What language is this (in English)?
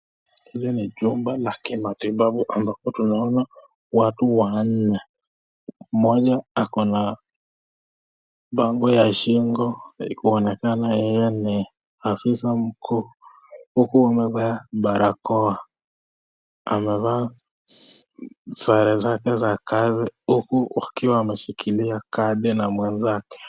Swahili